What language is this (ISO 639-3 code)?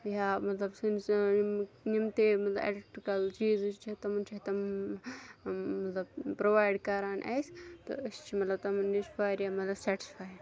kas